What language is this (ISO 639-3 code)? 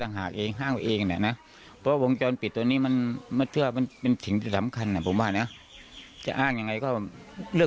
tha